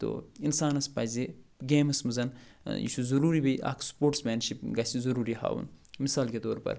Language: Kashmiri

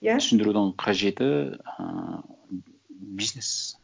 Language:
Kazakh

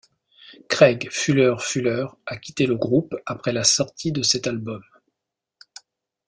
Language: French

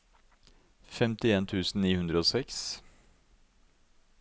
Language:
Norwegian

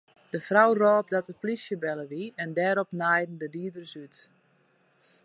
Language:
Western Frisian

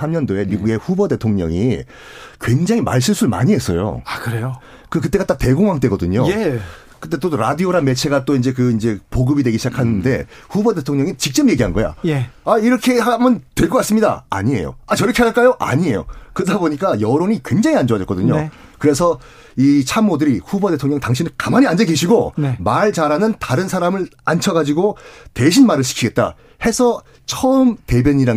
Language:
Korean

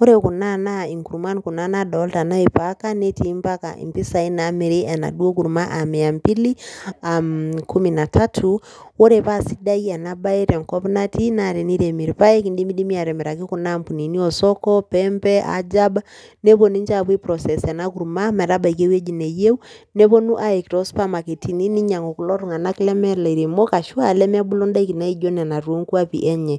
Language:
Masai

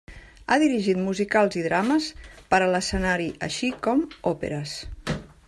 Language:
Catalan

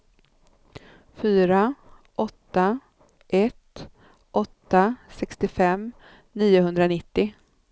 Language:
Swedish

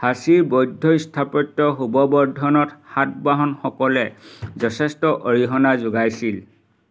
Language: Assamese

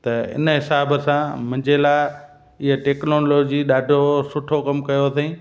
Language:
Sindhi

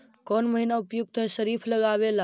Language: Magahi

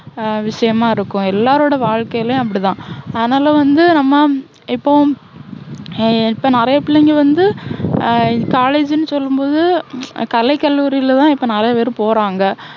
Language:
Tamil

